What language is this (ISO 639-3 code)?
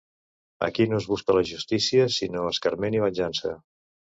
cat